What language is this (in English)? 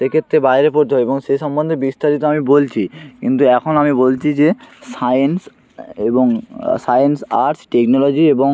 Bangla